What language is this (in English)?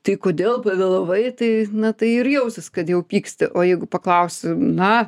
Lithuanian